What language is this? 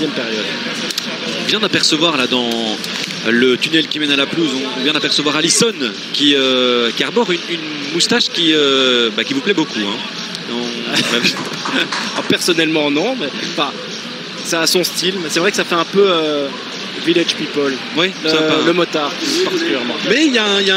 French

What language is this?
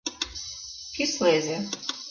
Mari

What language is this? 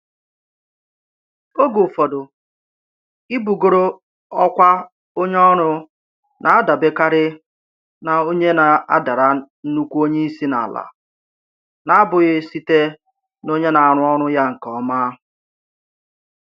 Igbo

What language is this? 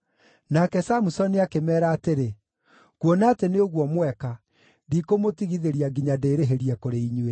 Kikuyu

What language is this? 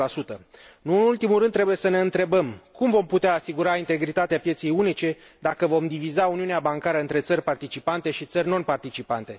Romanian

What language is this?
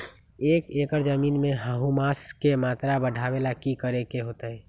Magahi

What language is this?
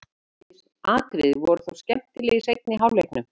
Icelandic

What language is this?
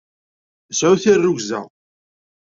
Kabyle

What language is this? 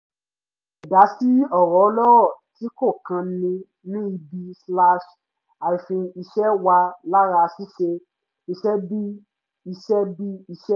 Yoruba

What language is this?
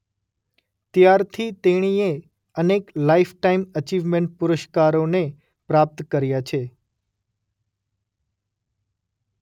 Gujarati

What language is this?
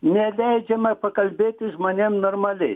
Lithuanian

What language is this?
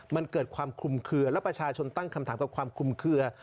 Thai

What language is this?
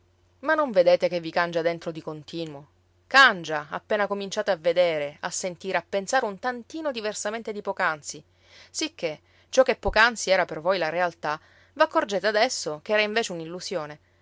Italian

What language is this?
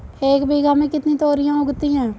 Hindi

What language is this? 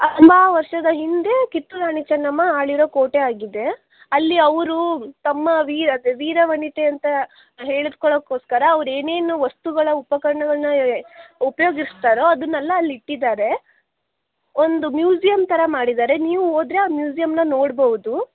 Kannada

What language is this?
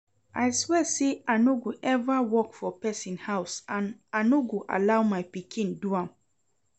Nigerian Pidgin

